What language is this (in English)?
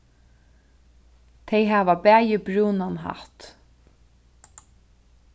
Faroese